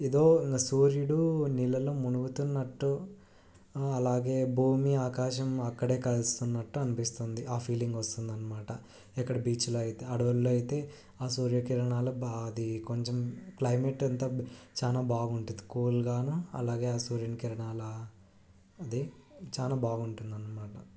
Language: Telugu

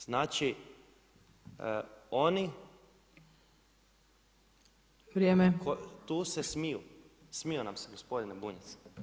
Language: Croatian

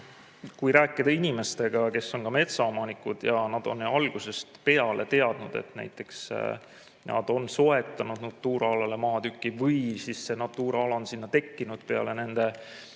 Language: Estonian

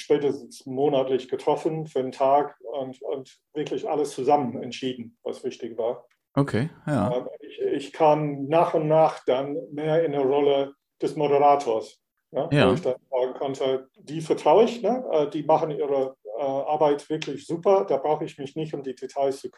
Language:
German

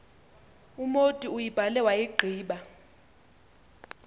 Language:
Xhosa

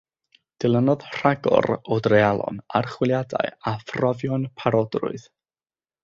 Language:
Welsh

